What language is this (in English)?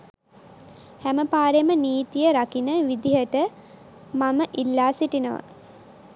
Sinhala